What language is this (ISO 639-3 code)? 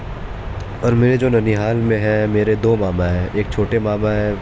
urd